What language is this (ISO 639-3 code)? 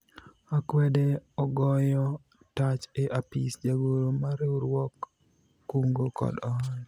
luo